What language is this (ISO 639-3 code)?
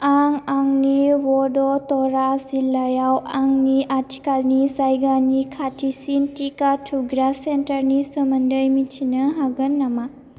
brx